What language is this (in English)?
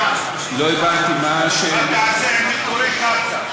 Hebrew